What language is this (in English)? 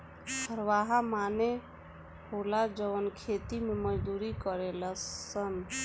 Bhojpuri